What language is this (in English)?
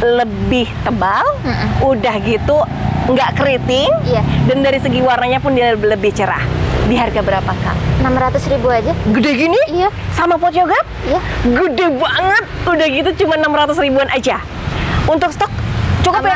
Indonesian